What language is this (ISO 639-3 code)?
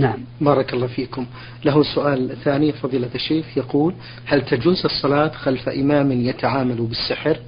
ara